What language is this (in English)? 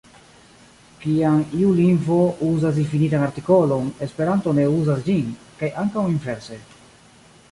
Esperanto